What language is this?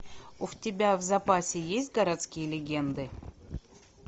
Russian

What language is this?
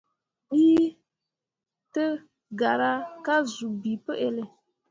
Mundang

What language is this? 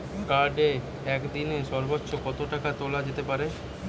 Bangla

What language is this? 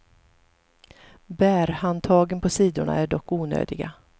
Swedish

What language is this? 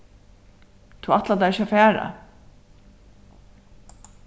Faroese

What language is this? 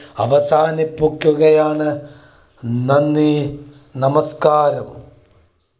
Malayalam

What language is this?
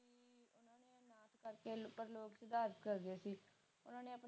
Punjabi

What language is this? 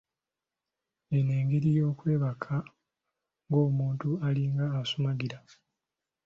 Ganda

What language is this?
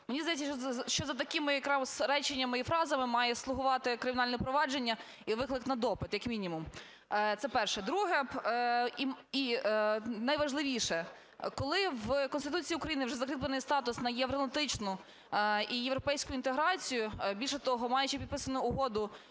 Ukrainian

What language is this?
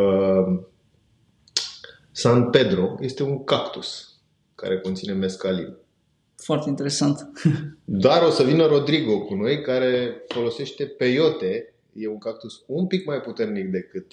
Romanian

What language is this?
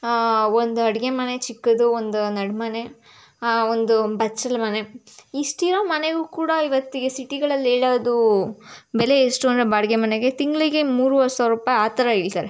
Kannada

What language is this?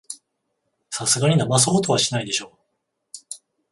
Japanese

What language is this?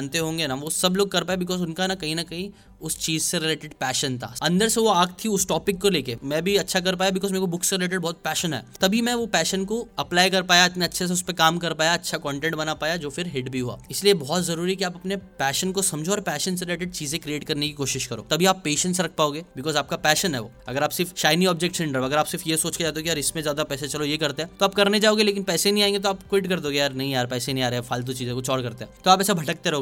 Hindi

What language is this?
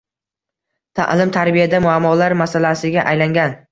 Uzbek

